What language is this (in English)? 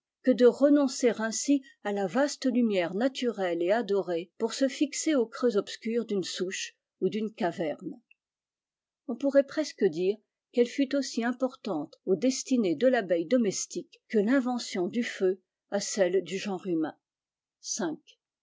French